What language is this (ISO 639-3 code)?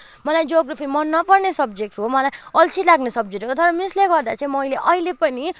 nep